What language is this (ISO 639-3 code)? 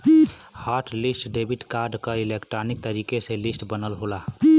bho